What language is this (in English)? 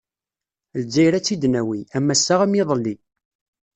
Kabyle